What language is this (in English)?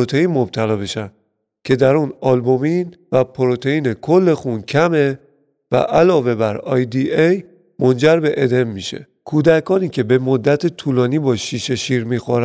Persian